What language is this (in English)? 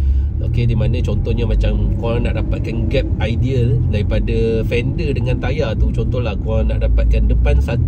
Malay